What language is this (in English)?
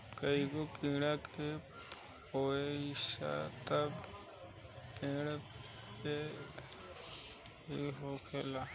Bhojpuri